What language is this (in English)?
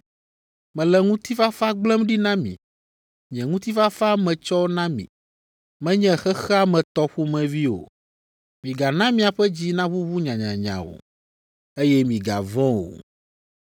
Ewe